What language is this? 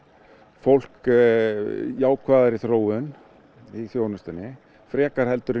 Icelandic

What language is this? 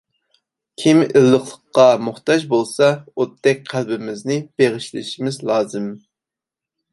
Uyghur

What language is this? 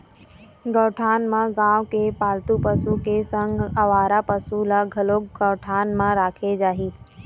Chhattisgarhi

